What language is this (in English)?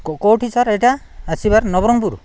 Odia